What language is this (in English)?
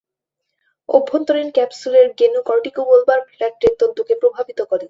Bangla